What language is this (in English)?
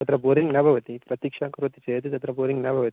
Sanskrit